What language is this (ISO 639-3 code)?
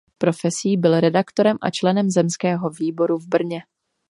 ces